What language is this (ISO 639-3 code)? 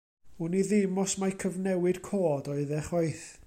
cym